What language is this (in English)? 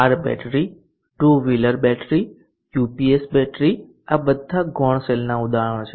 Gujarati